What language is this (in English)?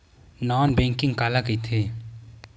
Chhattisgarhi